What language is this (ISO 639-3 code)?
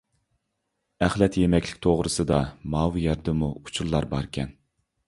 uig